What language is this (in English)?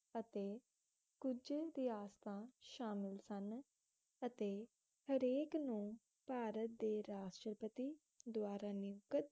Punjabi